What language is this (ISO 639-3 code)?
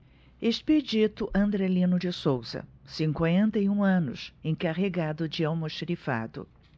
por